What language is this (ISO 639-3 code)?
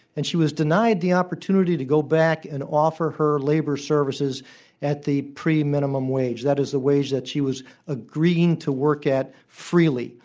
eng